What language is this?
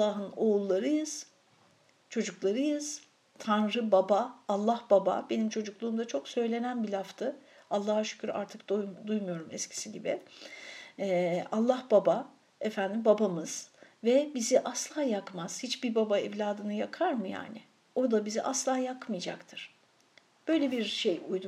Turkish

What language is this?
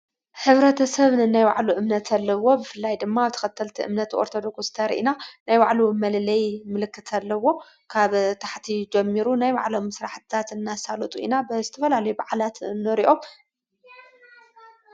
Tigrinya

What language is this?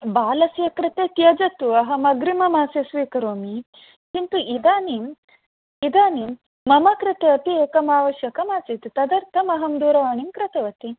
Sanskrit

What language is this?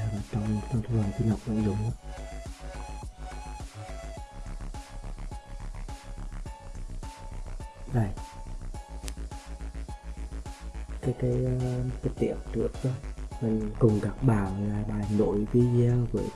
Vietnamese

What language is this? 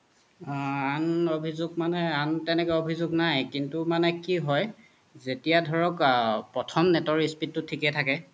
Assamese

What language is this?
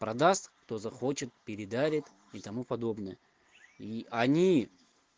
Russian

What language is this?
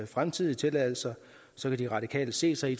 Danish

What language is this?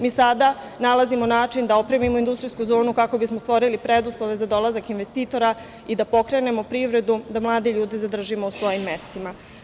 Serbian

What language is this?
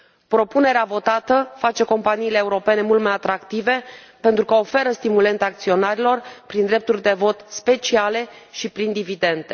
Romanian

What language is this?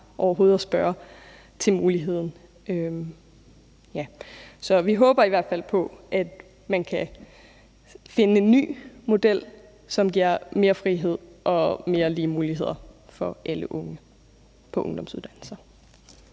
Danish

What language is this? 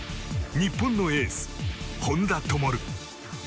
Japanese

